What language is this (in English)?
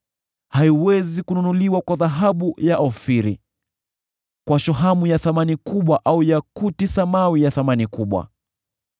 Swahili